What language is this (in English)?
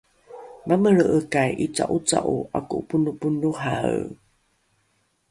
Rukai